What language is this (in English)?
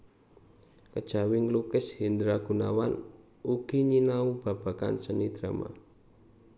Javanese